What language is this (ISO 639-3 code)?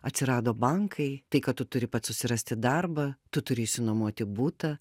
lit